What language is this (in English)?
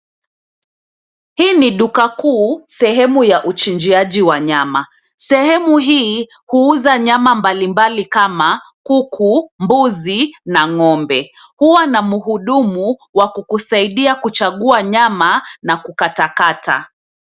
Swahili